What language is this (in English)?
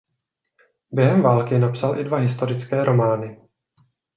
Czech